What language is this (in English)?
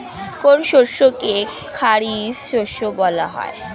Bangla